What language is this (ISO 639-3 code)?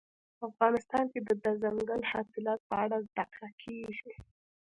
pus